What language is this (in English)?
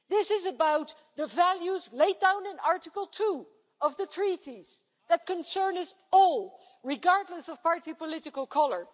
English